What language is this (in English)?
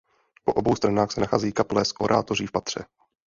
Czech